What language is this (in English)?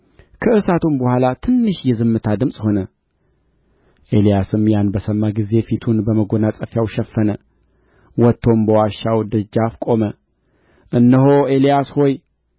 Amharic